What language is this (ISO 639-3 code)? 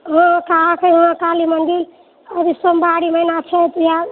mai